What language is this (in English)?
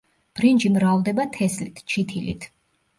Georgian